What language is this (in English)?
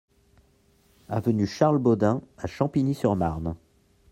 French